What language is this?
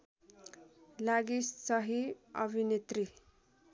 Nepali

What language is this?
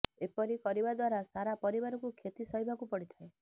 Odia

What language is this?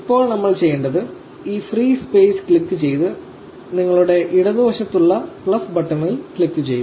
Malayalam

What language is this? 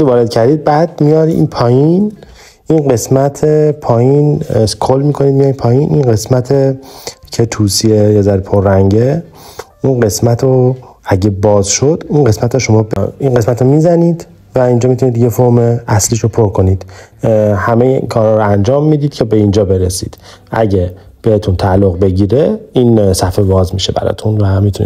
Persian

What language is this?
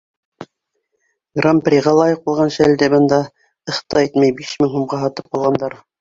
Bashkir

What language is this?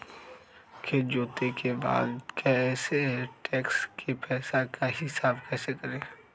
Magahi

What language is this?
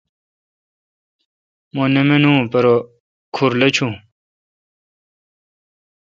Kalkoti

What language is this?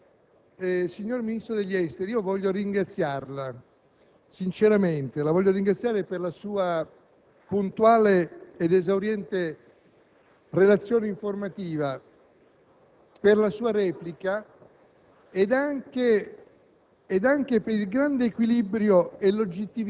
Italian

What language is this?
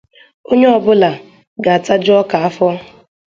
Igbo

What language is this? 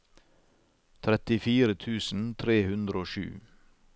Norwegian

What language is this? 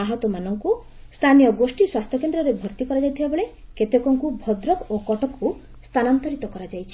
Odia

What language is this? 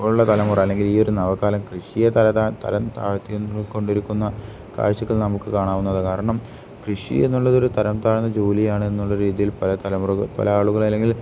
Malayalam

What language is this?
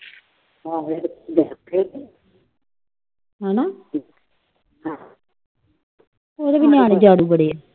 Punjabi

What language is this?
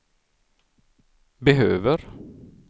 Swedish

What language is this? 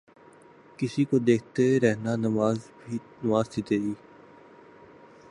Urdu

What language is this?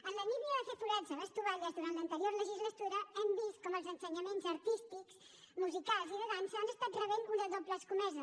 Catalan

